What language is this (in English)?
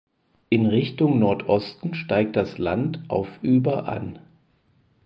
German